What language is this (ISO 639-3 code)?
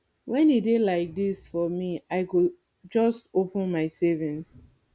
pcm